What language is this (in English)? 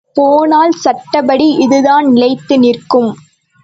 Tamil